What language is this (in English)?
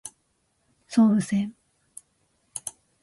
Japanese